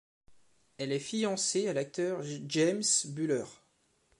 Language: French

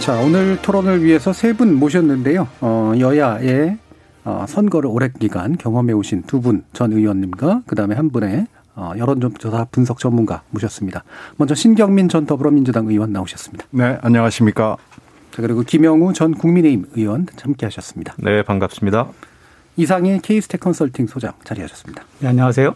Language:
Korean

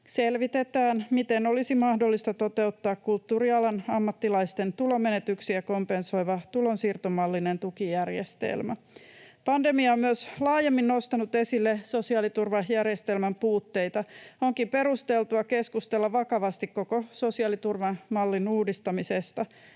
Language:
Finnish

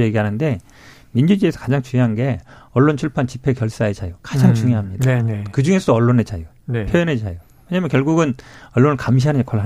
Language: Korean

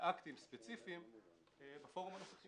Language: Hebrew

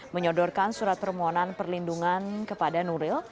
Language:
Indonesian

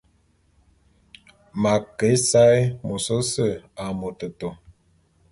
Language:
Bulu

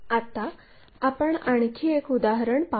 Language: Marathi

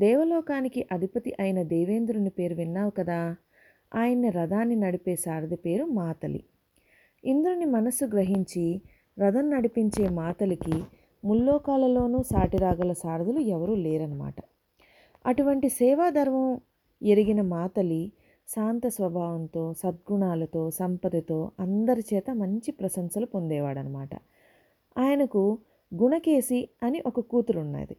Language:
Telugu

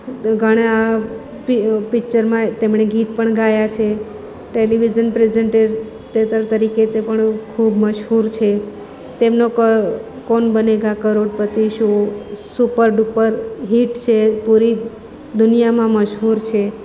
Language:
Gujarati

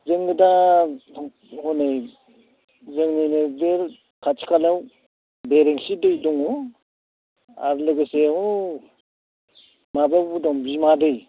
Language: Bodo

